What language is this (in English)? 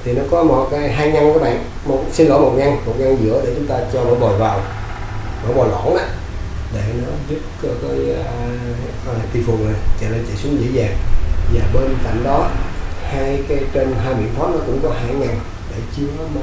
Vietnamese